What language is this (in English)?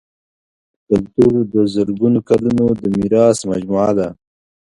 Pashto